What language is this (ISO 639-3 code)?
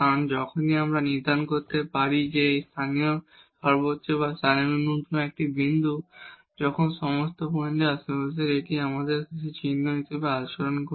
ben